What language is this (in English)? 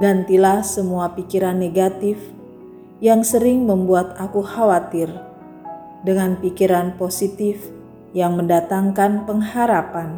Indonesian